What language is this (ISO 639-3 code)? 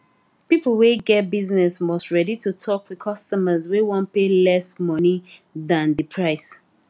pcm